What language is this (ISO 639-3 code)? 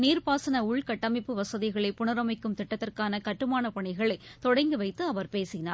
tam